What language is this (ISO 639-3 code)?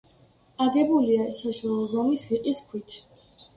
kat